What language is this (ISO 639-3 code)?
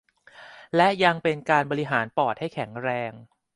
tha